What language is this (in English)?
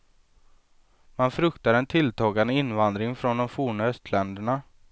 Swedish